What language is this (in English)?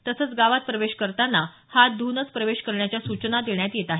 Marathi